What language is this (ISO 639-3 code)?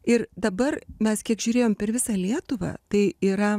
lit